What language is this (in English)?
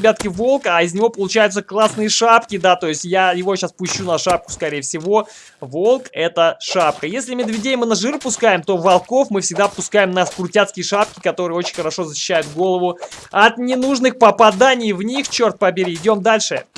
Russian